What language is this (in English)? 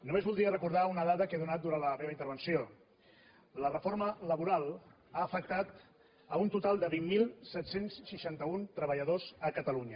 Catalan